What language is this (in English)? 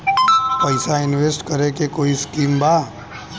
Bhojpuri